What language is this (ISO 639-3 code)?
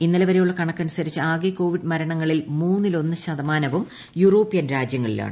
mal